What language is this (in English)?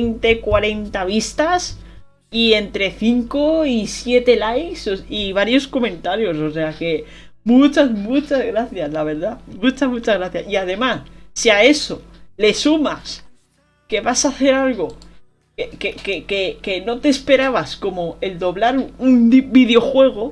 Spanish